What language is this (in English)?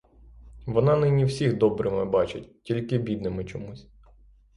Ukrainian